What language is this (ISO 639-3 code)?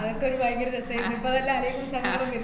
mal